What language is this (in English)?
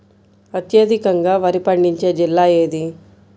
Telugu